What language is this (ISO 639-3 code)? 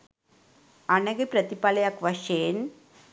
sin